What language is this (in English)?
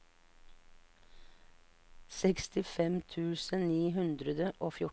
Norwegian